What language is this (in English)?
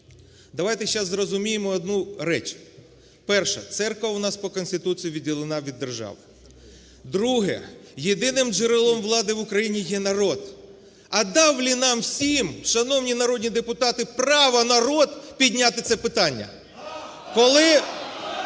Ukrainian